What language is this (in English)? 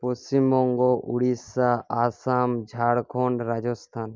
Bangla